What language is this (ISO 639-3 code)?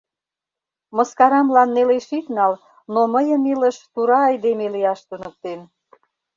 chm